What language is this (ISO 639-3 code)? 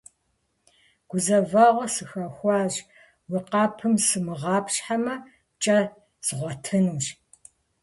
kbd